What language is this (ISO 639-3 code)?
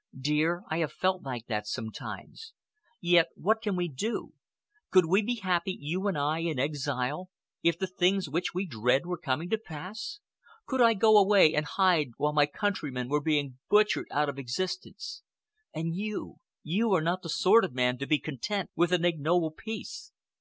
eng